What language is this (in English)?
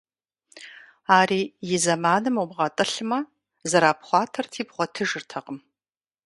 Kabardian